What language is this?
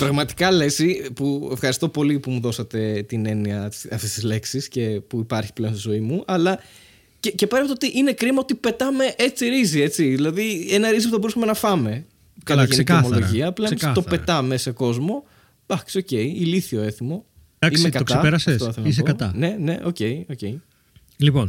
Greek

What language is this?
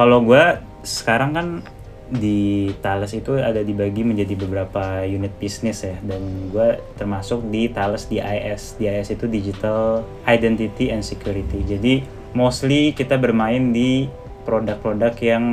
Indonesian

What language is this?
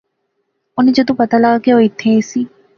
Pahari-Potwari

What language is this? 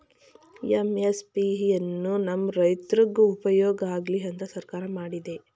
Kannada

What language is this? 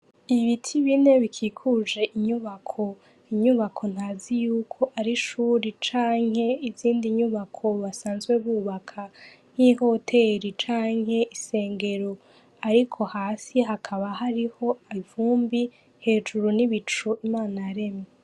Rundi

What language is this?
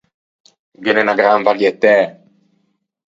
Ligurian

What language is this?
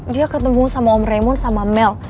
Indonesian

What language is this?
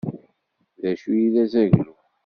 Kabyle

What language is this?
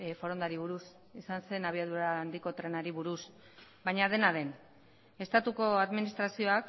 Basque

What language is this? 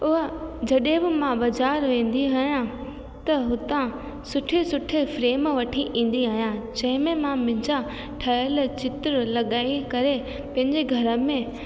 Sindhi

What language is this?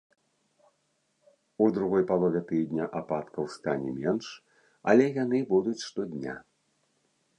Belarusian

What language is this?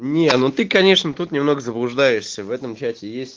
Russian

